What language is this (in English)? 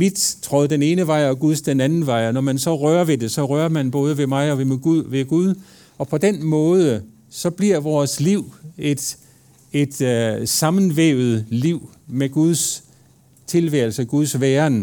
Danish